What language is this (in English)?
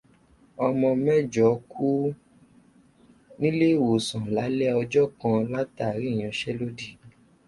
Yoruba